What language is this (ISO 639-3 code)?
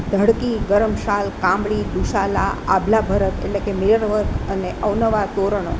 guj